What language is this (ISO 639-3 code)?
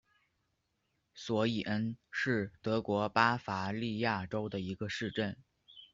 zho